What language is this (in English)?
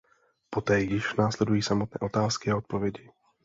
Czech